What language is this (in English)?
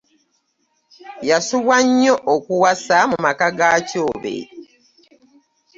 Ganda